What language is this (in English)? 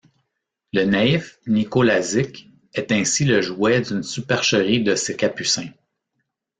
French